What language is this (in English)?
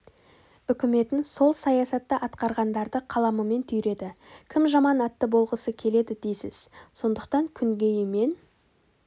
Kazakh